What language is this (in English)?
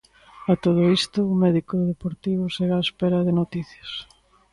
Galician